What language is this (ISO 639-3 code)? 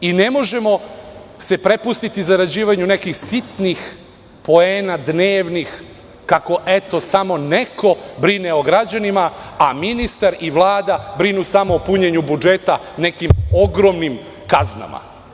srp